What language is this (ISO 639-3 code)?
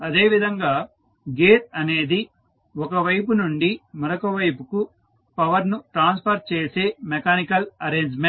tel